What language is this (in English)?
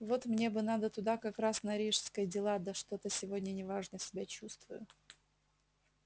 Russian